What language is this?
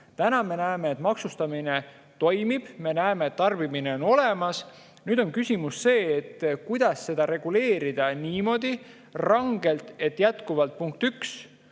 Estonian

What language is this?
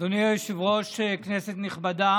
Hebrew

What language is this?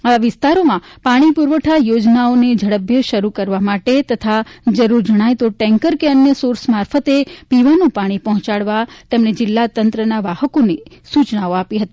Gujarati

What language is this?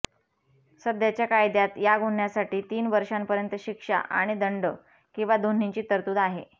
Marathi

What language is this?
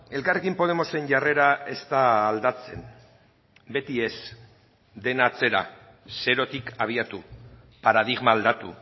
Basque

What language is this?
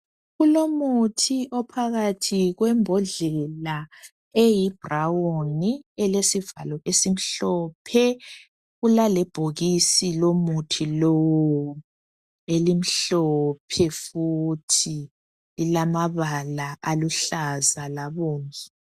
North Ndebele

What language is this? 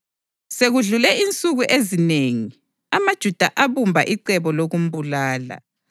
North Ndebele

